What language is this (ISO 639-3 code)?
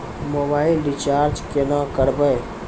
mai